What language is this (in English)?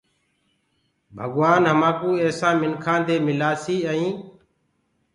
Gurgula